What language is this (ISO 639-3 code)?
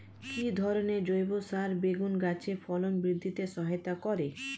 ben